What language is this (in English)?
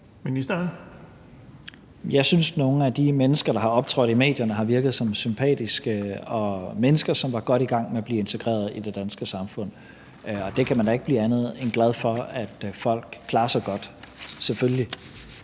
Danish